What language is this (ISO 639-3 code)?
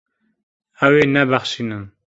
kur